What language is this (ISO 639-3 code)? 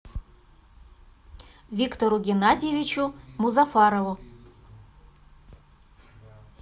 rus